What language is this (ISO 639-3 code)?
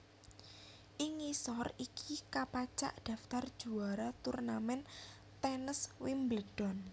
jav